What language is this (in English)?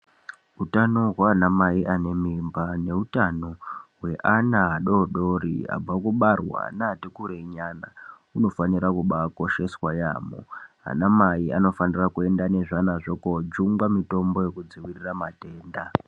Ndau